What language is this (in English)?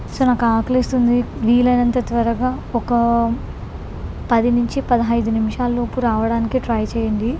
Telugu